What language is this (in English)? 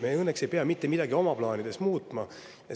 Estonian